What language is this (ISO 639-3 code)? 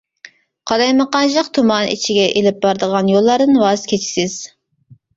uig